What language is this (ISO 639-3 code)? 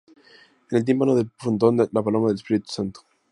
spa